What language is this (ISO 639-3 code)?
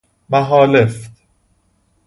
fas